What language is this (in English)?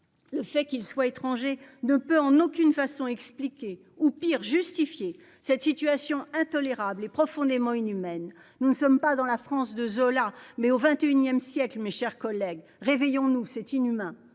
French